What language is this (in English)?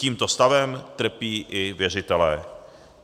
Czech